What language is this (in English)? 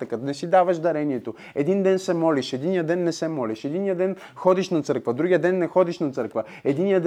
Bulgarian